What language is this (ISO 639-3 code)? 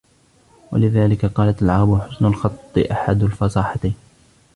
ara